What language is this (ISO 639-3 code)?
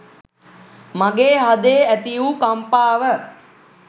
sin